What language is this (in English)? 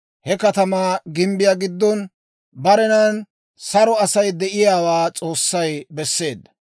Dawro